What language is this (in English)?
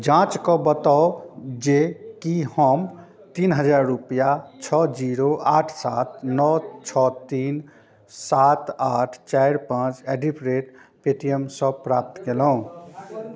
Maithili